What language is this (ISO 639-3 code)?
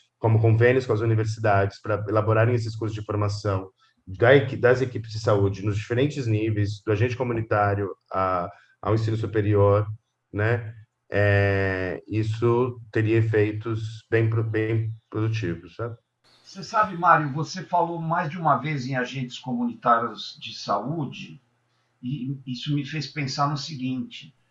por